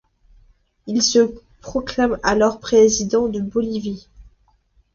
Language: French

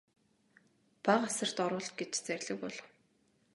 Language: Mongolian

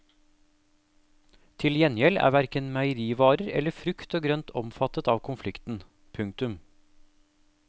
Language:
Norwegian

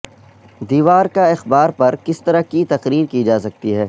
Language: Urdu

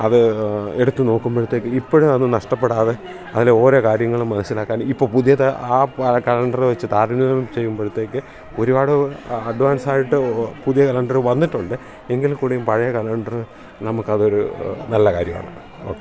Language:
Malayalam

